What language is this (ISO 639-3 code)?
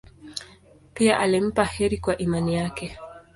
swa